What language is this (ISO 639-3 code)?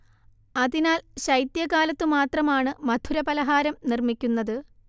mal